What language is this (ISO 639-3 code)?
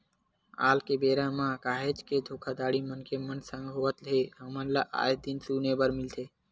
hne